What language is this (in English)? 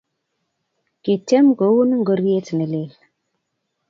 Kalenjin